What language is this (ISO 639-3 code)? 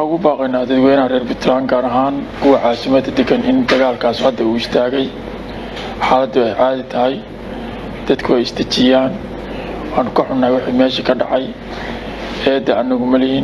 ara